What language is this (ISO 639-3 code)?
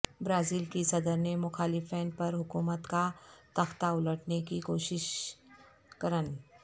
urd